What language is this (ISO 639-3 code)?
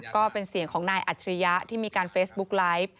tha